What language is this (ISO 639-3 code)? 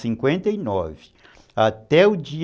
por